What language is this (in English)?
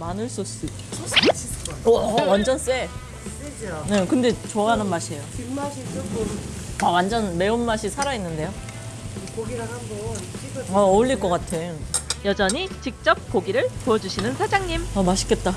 Korean